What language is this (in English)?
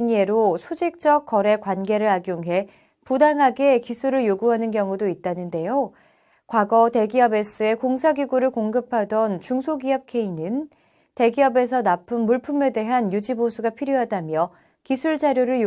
Korean